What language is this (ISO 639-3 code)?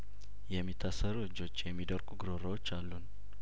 amh